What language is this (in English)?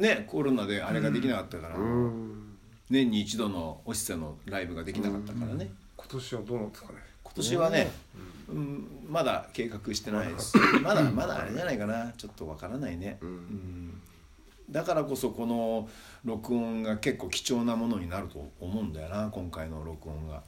Japanese